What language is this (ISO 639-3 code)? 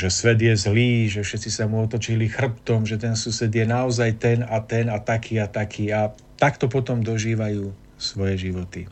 slk